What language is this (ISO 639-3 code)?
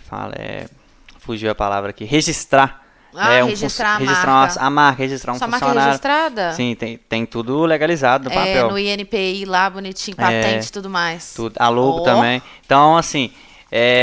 por